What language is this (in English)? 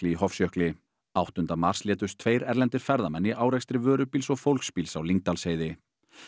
Icelandic